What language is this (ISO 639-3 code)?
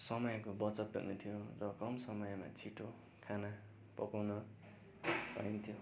nep